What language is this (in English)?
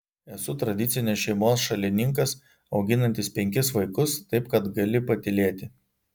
Lithuanian